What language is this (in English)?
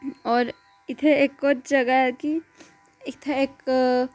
Dogri